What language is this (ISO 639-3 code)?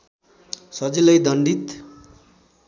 nep